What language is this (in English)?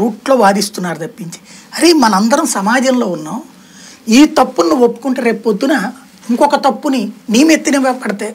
Hindi